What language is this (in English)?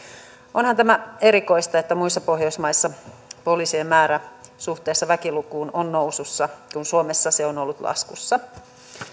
Finnish